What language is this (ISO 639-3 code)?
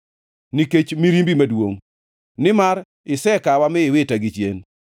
luo